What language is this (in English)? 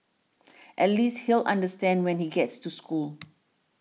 English